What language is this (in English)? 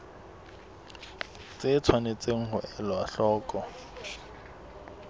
Southern Sotho